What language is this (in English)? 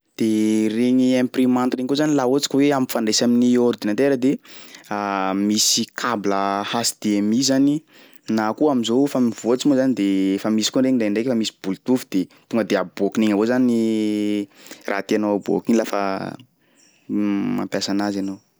Sakalava Malagasy